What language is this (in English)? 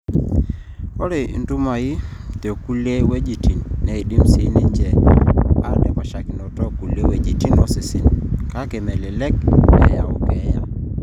Masai